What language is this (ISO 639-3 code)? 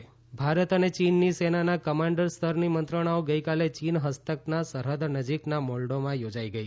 guj